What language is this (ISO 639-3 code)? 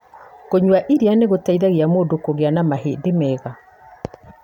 kik